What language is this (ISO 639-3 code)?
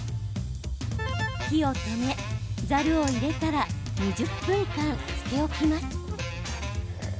jpn